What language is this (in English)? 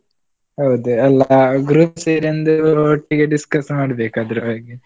Kannada